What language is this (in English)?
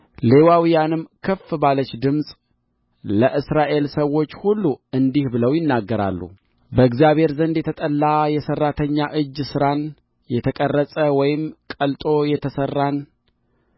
Amharic